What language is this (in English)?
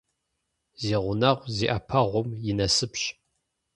Kabardian